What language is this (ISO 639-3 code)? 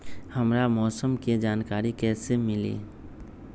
mag